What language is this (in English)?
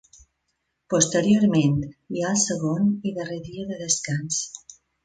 Catalan